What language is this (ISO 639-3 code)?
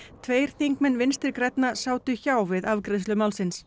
isl